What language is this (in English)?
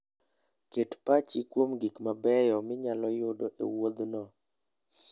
Luo (Kenya and Tanzania)